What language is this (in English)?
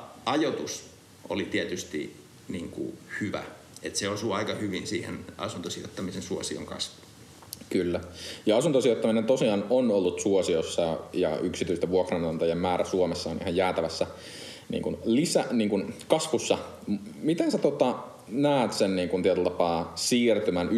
Finnish